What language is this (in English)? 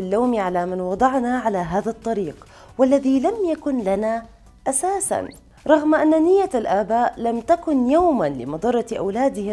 Arabic